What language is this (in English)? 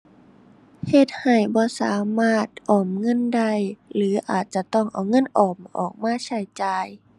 Thai